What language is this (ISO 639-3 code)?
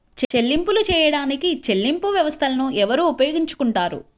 tel